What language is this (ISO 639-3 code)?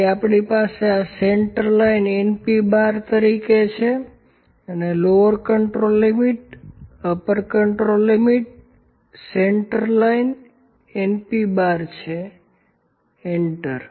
guj